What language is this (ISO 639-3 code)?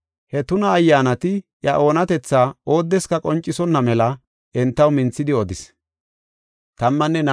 gof